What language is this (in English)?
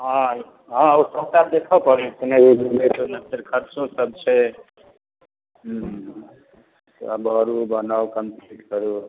Maithili